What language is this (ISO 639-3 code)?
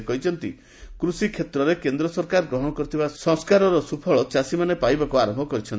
ori